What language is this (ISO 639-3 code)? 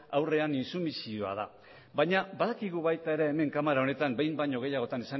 eus